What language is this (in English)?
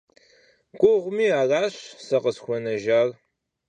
Kabardian